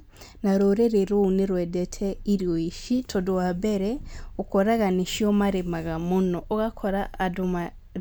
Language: Kikuyu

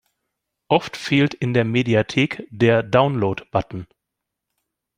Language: German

